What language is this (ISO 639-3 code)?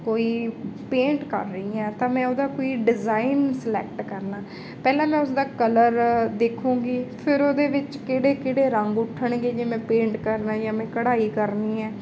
pan